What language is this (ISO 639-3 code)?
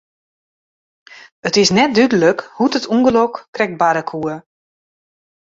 fry